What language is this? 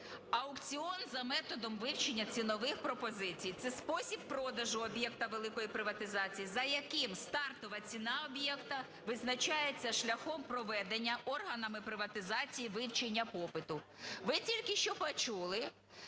Ukrainian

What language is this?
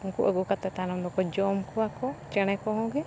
Santali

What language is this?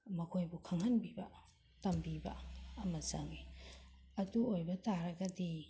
Manipuri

